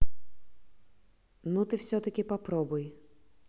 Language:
Russian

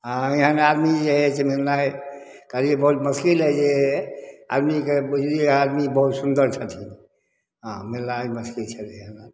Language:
Maithili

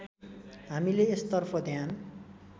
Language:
Nepali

